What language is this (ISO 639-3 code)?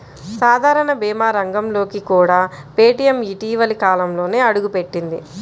tel